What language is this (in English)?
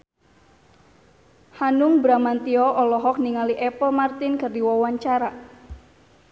Sundanese